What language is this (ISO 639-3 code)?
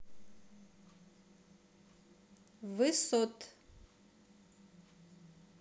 rus